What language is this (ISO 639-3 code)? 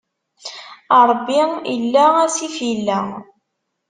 kab